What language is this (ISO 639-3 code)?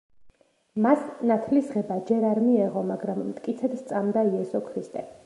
kat